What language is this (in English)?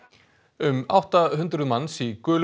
Icelandic